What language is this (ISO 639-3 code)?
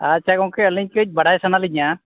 sat